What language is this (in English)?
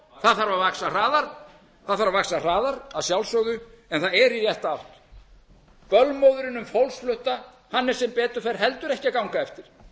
Icelandic